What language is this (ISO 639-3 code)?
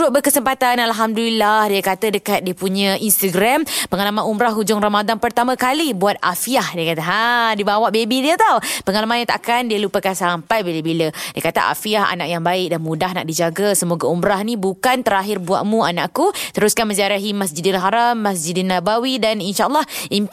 msa